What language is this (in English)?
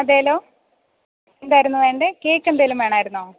Malayalam